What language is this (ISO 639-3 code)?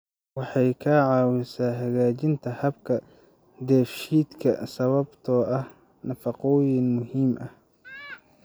som